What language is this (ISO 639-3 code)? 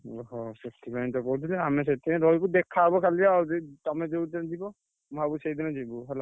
ori